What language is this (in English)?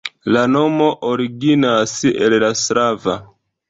Esperanto